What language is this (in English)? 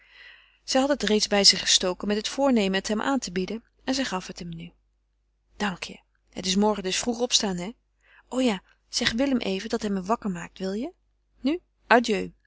Dutch